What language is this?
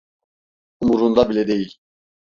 Turkish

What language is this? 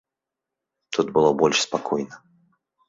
Belarusian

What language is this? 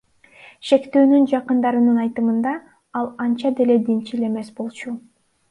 Kyrgyz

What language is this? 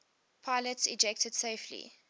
English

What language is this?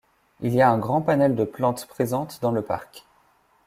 French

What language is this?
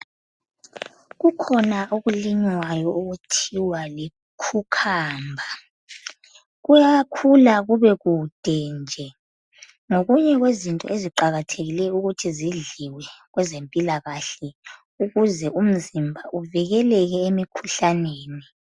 North Ndebele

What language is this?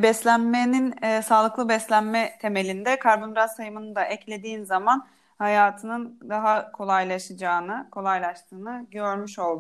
Turkish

